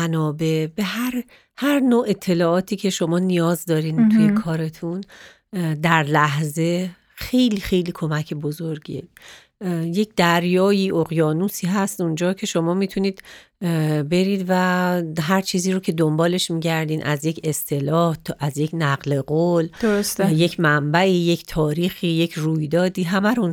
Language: Persian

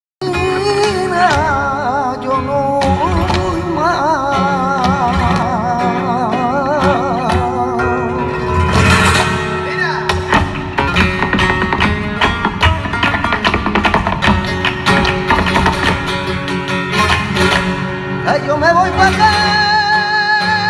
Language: Vietnamese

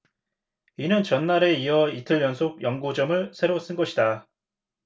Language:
Korean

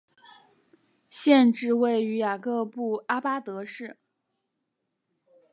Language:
Chinese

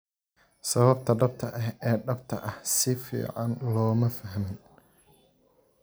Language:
Somali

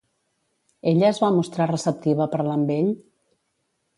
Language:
Catalan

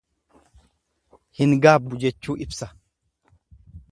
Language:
Oromo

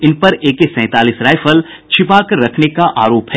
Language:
Hindi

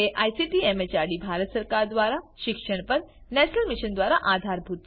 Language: Gujarati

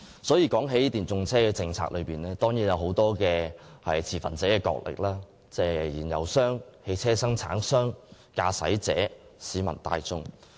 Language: Cantonese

